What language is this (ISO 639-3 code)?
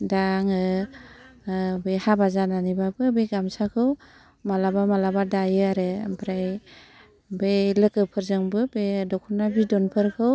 brx